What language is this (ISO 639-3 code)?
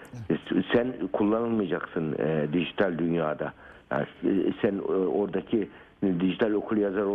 tur